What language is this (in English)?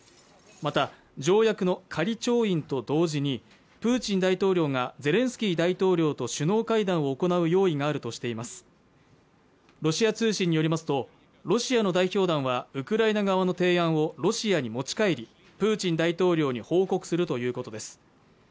Japanese